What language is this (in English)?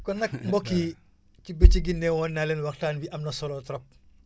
Wolof